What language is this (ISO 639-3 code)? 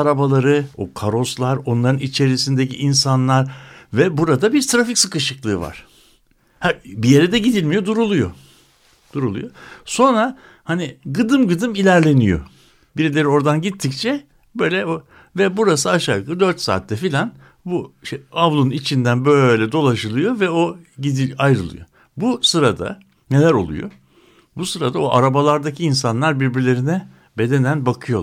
tur